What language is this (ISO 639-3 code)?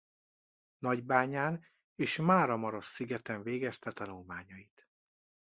hun